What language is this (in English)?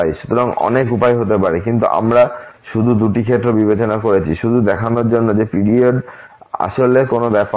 Bangla